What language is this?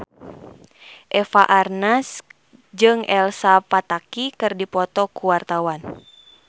Sundanese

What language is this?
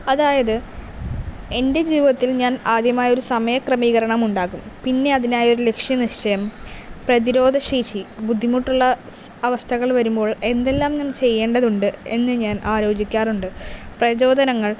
Malayalam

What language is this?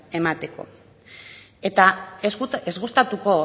Basque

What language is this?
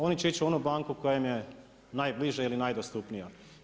Croatian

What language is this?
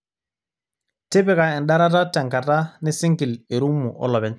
Masai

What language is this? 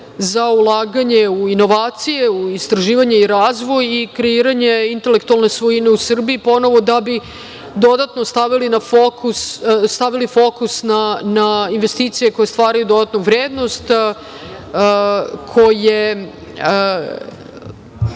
Serbian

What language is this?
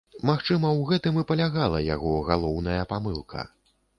Belarusian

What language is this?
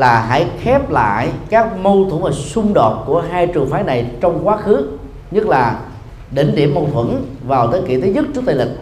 Vietnamese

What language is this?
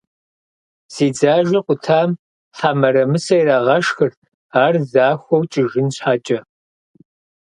Kabardian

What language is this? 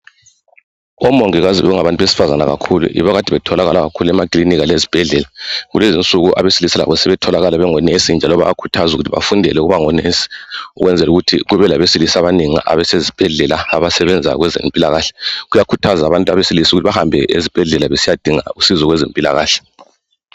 North Ndebele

